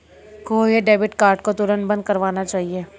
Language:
Hindi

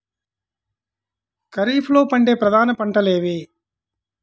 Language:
Telugu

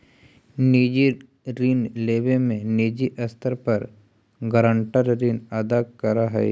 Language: Magahi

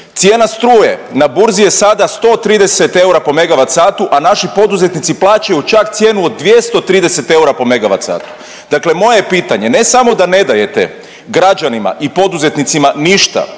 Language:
Croatian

